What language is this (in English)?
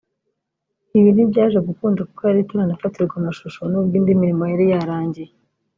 Kinyarwanda